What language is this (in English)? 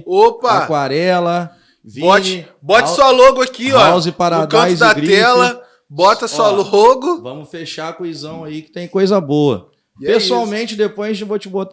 Portuguese